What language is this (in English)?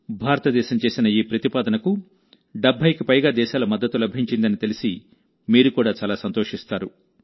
Telugu